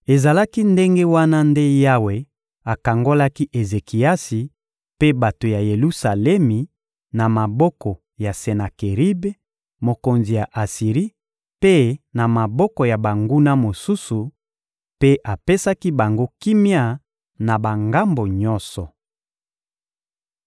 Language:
Lingala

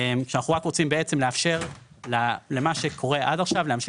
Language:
Hebrew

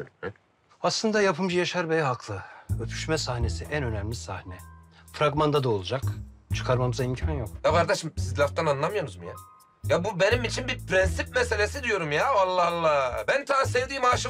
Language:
Turkish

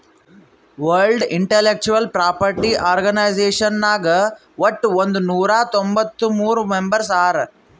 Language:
Kannada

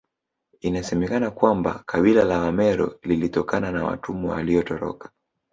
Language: Swahili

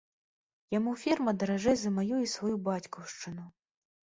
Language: Belarusian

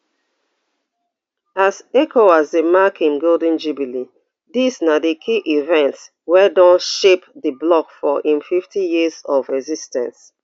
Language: Nigerian Pidgin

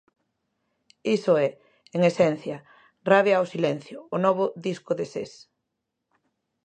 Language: Galician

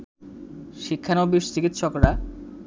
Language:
Bangla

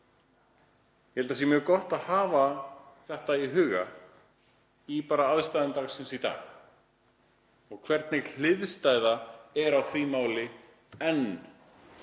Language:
Icelandic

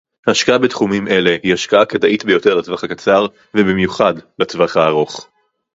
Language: Hebrew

